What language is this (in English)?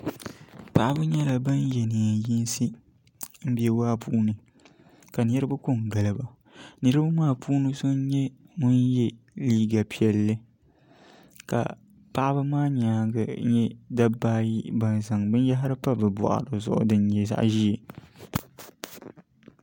Dagbani